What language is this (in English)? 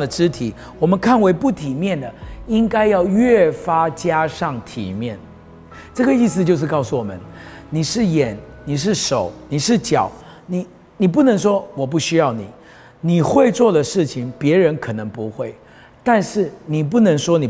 Chinese